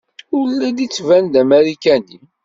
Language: Kabyle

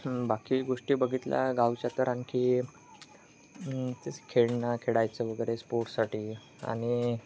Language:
Marathi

